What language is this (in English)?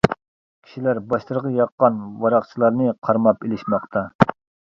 Uyghur